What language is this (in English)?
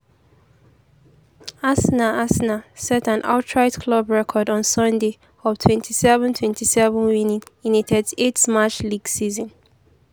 Nigerian Pidgin